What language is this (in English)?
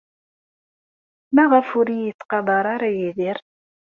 Kabyle